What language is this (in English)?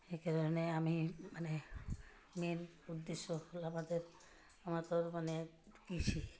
Assamese